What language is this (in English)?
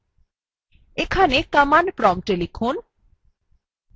Bangla